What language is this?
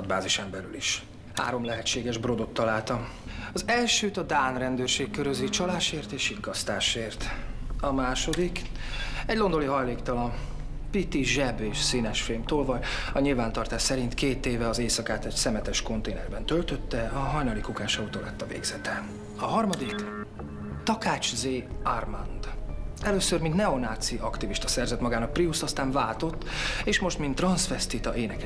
Hungarian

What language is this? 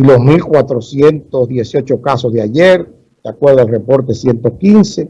Spanish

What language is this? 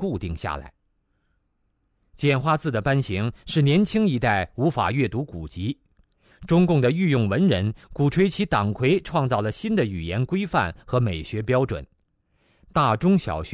Chinese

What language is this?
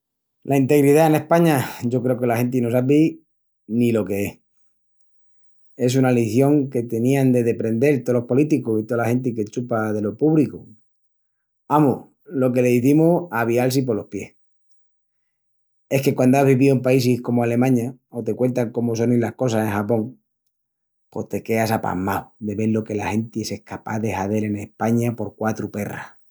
Extremaduran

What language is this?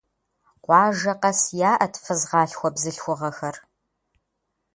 Kabardian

